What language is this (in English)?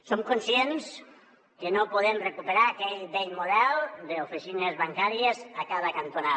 Catalan